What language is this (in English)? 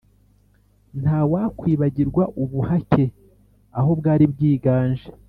Kinyarwanda